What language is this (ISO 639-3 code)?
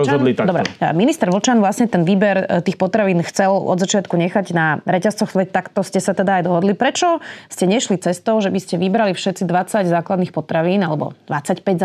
slk